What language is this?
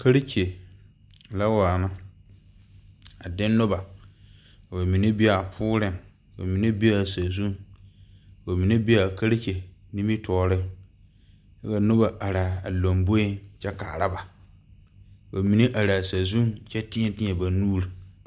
Southern Dagaare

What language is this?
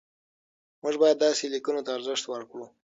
Pashto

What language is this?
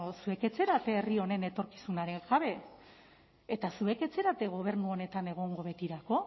Basque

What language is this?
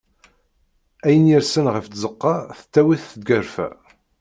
Kabyle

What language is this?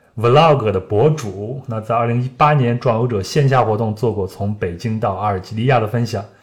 Chinese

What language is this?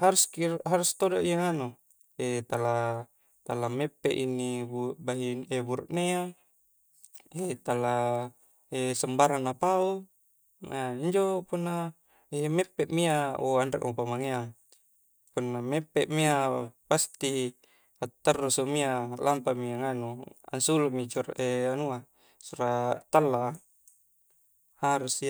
Coastal Konjo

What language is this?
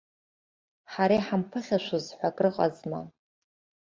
Abkhazian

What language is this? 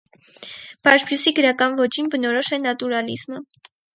Armenian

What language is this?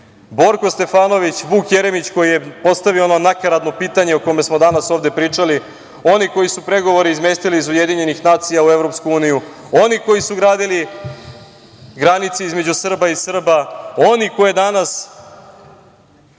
Serbian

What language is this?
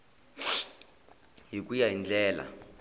Tsonga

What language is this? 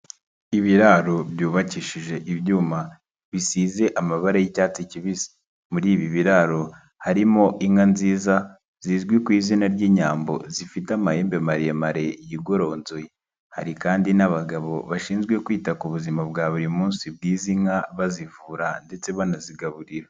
Kinyarwanda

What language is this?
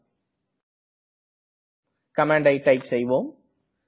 Tamil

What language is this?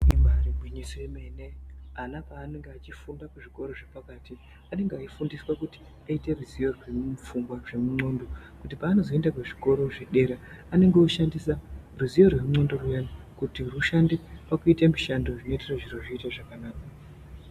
Ndau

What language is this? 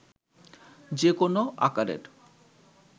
Bangla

